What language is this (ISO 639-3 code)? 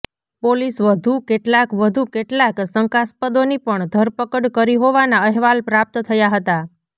guj